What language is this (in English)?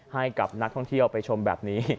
Thai